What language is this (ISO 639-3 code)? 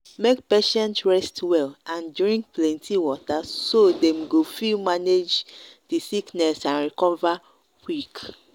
pcm